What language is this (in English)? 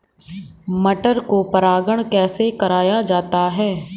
Hindi